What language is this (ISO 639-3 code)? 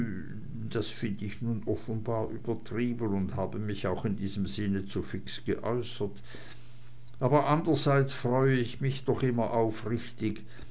deu